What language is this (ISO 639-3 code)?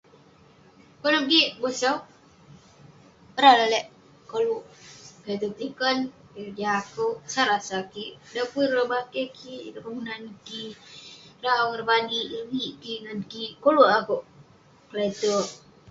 pne